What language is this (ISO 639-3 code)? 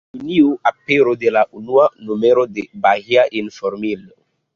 epo